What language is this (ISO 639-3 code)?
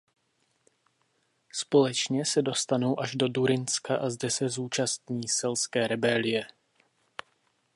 ces